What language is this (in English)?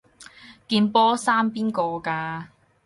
Cantonese